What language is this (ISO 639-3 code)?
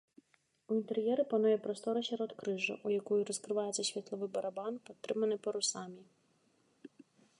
bel